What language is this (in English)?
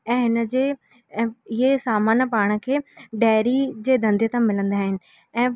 Sindhi